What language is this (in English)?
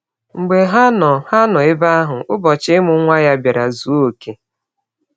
Igbo